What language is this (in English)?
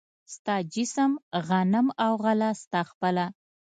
Pashto